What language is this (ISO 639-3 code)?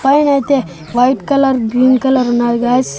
tel